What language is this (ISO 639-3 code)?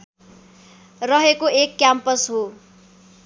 nep